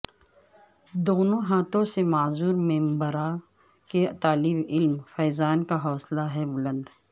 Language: Urdu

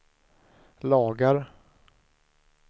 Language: Swedish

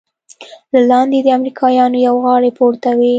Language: Pashto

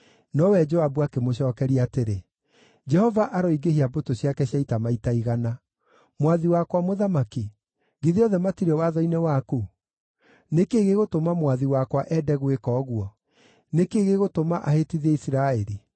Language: Kikuyu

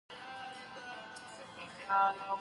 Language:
Pashto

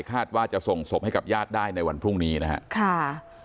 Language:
Thai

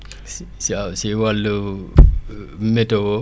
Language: Wolof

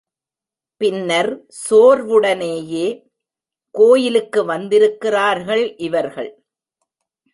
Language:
Tamil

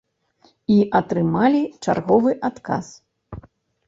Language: Belarusian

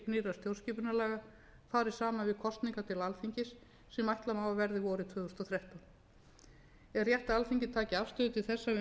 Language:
Icelandic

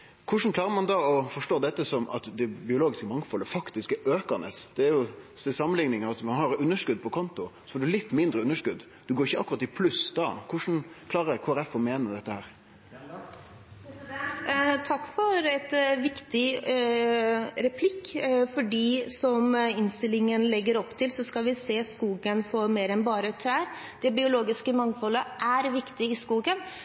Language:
Norwegian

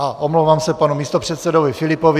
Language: Czech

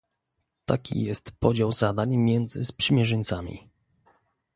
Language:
Polish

